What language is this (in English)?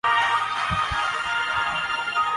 Urdu